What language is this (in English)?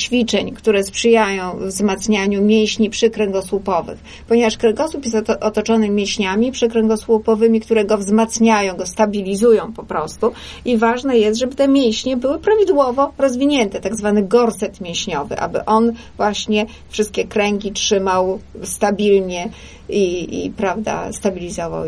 Polish